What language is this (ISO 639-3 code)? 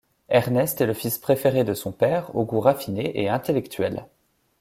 fra